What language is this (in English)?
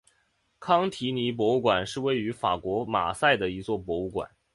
Chinese